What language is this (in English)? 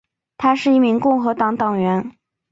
Chinese